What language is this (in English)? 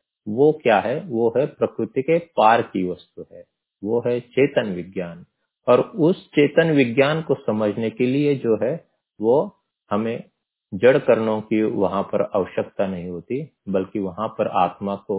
Hindi